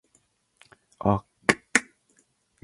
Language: Hungarian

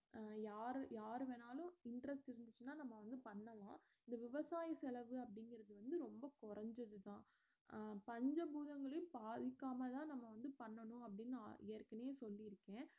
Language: Tamil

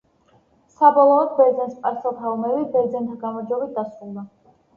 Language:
Georgian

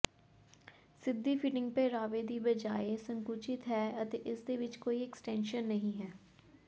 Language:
Punjabi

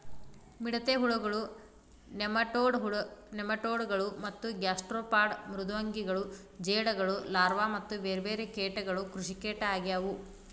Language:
Kannada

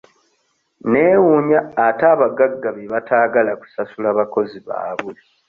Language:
Ganda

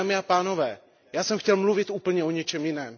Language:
Czech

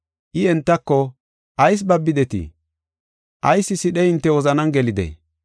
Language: Gofa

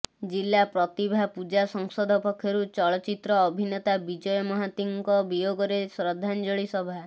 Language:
Odia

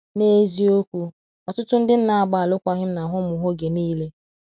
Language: Igbo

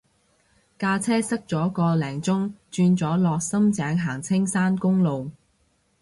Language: Cantonese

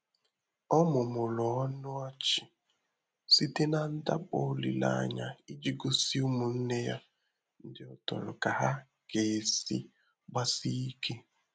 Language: Igbo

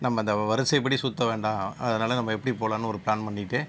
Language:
Tamil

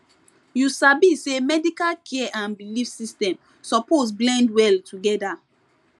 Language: Nigerian Pidgin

